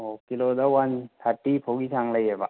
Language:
Manipuri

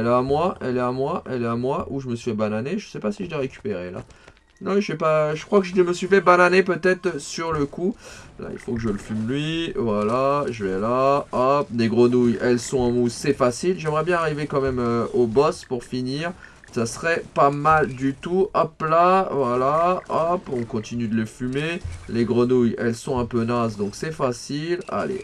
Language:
French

